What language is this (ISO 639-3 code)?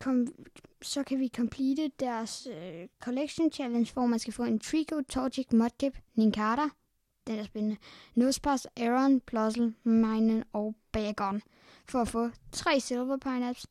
dan